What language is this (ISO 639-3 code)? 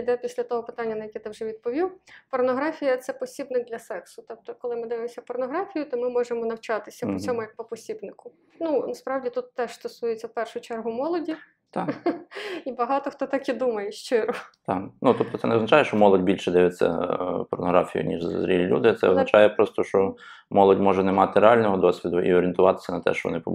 ukr